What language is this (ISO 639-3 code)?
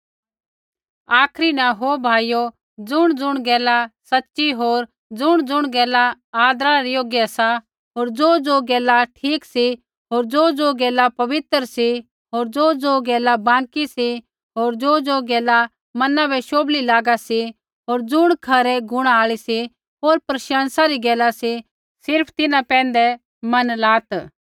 kfx